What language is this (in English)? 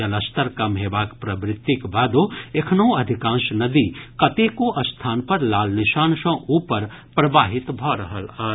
Maithili